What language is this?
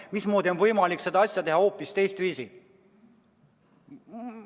Estonian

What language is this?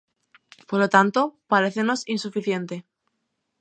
Galician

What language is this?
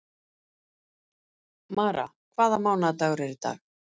Icelandic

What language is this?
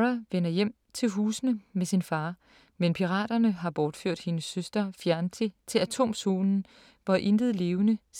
Danish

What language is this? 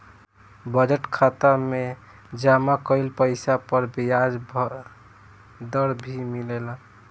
Bhojpuri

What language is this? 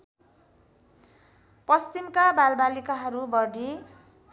Nepali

